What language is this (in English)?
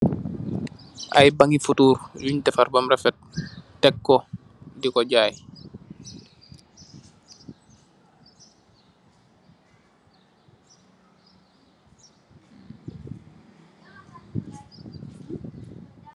Wolof